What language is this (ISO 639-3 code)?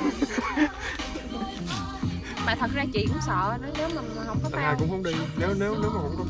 vie